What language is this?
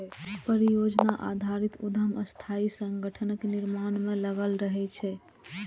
Maithili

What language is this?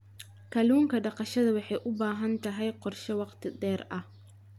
Somali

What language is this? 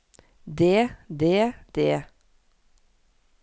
Norwegian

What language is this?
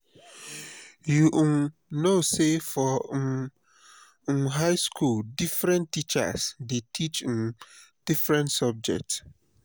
Nigerian Pidgin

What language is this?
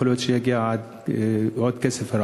Hebrew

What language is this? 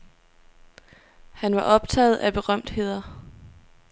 Danish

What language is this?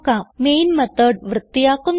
Malayalam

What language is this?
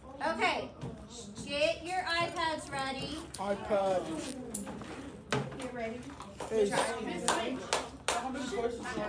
English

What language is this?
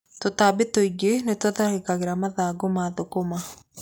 Kikuyu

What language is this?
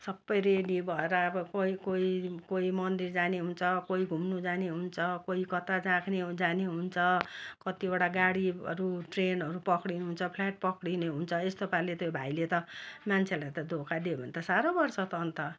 Nepali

